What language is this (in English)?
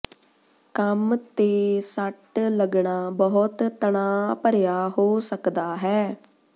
Punjabi